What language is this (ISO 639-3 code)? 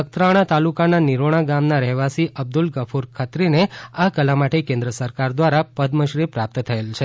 guj